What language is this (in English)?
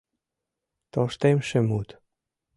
Mari